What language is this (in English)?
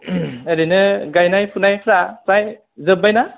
Bodo